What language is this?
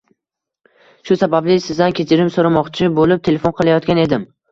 Uzbek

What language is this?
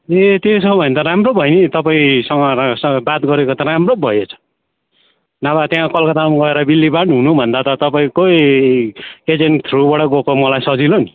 Nepali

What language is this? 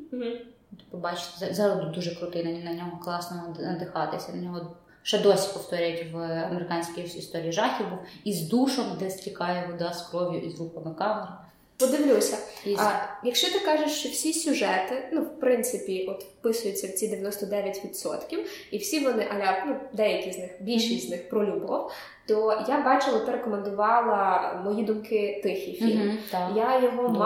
Ukrainian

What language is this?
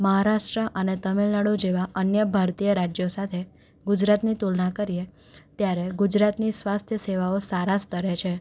Gujarati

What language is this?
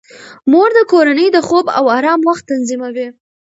Pashto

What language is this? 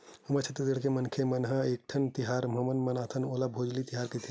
Chhattisgarhi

